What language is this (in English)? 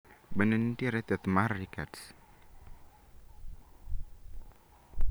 Luo (Kenya and Tanzania)